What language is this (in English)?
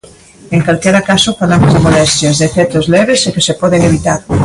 Galician